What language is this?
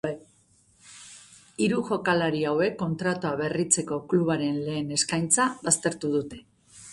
Basque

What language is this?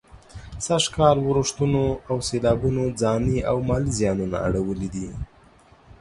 Pashto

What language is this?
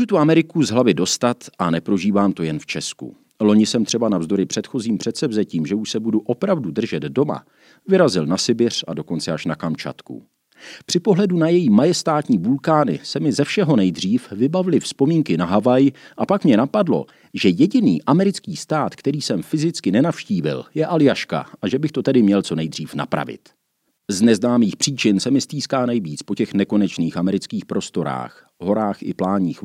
Czech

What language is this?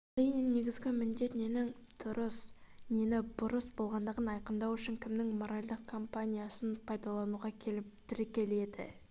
Kazakh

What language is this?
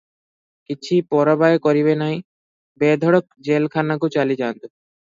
Odia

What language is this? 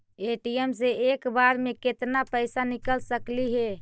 Magahi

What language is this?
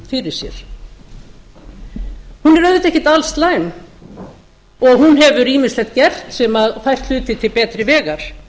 Icelandic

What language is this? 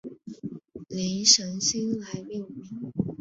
Chinese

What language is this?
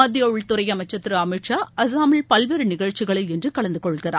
Tamil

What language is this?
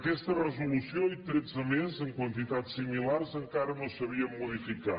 Catalan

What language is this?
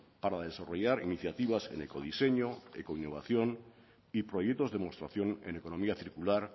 Spanish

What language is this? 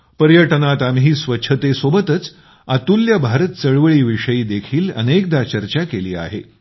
Marathi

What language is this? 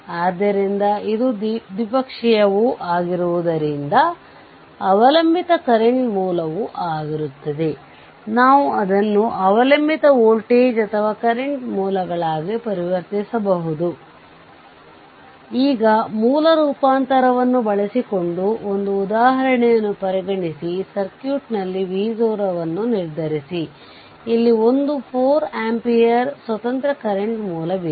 Kannada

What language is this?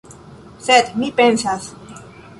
Esperanto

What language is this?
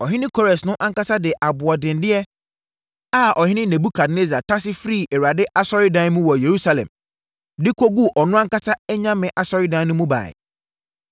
Akan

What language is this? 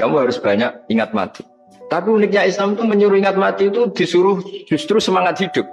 Indonesian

